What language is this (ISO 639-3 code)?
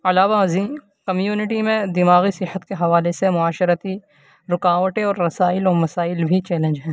urd